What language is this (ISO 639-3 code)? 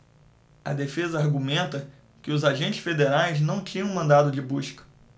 por